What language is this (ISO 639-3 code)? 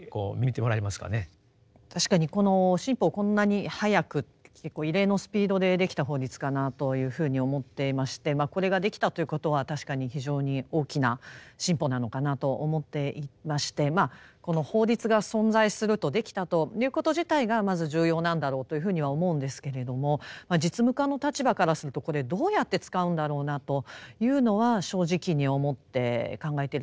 jpn